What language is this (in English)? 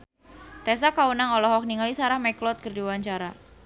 Sundanese